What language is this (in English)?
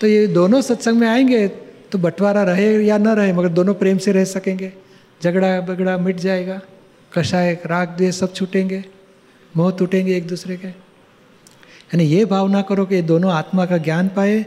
Gujarati